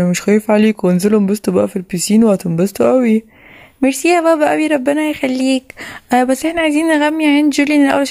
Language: Arabic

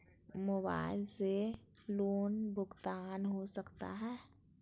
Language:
Magahi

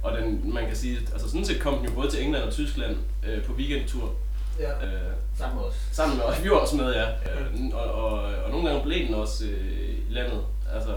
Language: Danish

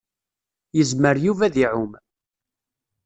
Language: Kabyle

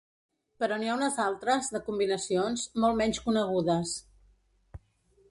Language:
Catalan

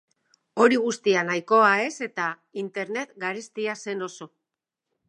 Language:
Basque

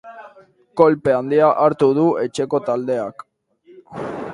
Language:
Basque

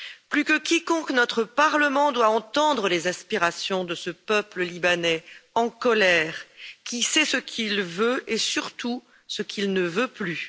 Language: French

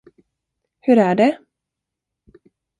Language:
Swedish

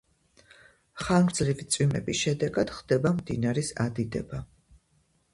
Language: Georgian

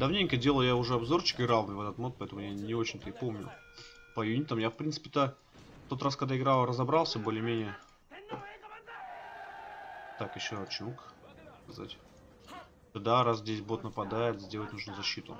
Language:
Russian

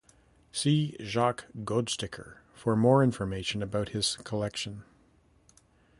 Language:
English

